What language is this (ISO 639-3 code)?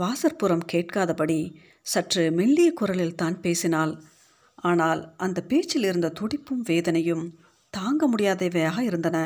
tam